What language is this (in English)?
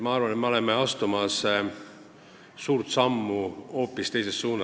Estonian